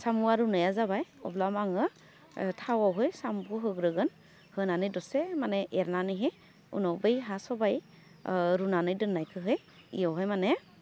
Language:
Bodo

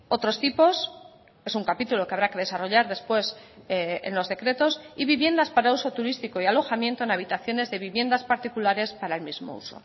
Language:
Spanish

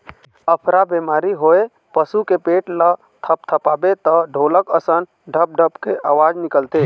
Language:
Chhattisgarhi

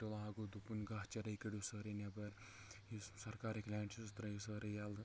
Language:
Kashmiri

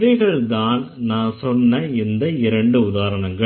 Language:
Tamil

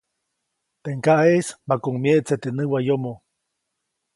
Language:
Copainalá Zoque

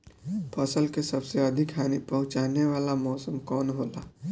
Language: Bhojpuri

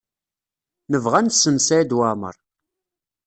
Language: Kabyle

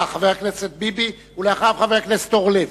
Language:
Hebrew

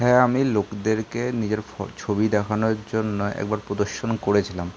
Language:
Bangla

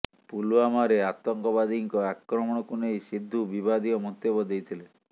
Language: Odia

